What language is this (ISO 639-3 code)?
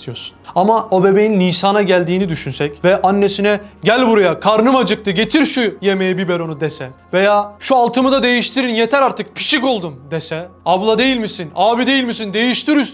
tur